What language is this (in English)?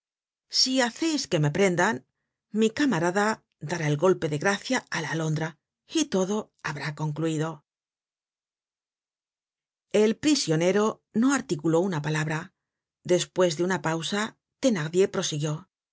Spanish